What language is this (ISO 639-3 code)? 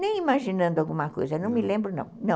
por